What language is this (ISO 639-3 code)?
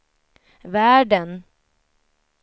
swe